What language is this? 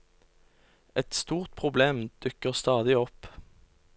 Norwegian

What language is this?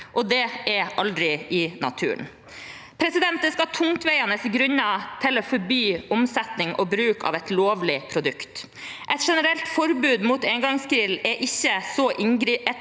Norwegian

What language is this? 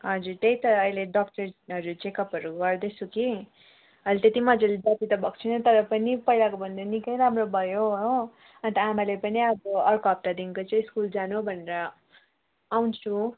Nepali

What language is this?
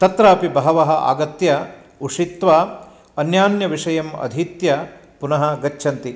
Sanskrit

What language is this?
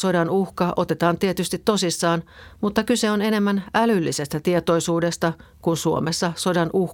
Finnish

